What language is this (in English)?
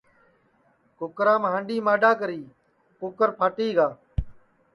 Sansi